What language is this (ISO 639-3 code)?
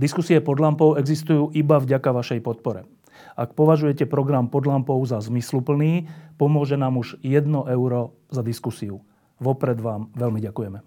slk